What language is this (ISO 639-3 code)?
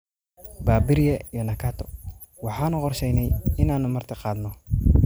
som